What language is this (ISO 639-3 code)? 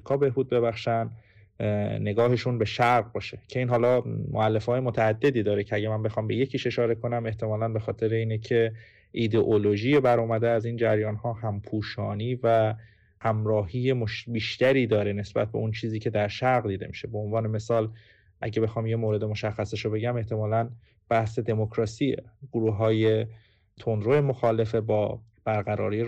fas